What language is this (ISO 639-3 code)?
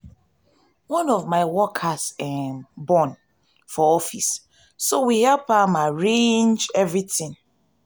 pcm